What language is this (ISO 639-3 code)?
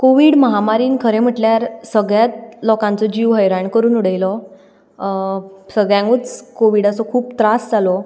kok